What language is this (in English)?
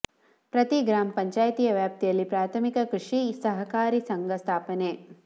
Kannada